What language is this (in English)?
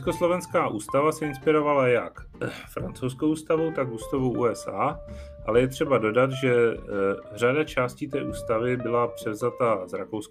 Czech